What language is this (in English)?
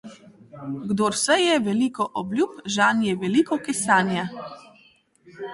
Slovenian